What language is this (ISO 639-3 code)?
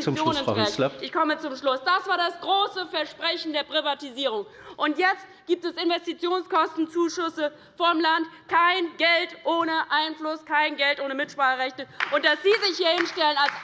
deu